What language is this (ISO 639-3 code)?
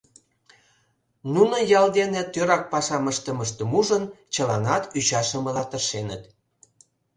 chm